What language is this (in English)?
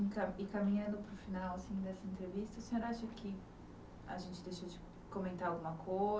Portuguese